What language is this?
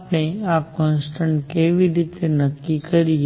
Gujarati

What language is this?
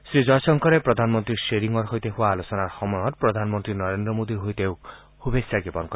Assamese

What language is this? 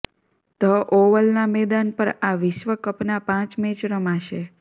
Gujarati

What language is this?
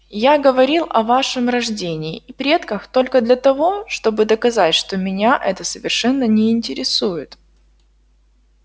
Russian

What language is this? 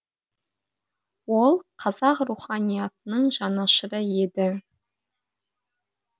Kazakh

